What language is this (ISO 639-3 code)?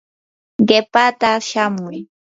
qur